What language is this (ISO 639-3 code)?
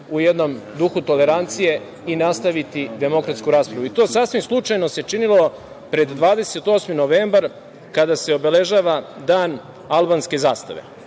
srp